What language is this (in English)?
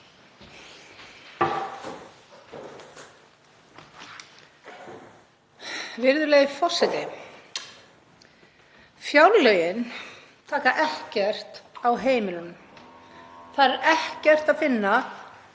Icelandic